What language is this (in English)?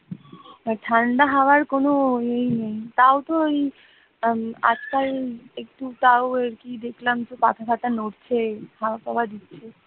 Bangla